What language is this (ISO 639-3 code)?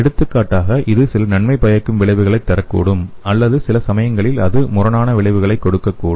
tam